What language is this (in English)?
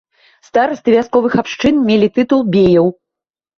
Belarusian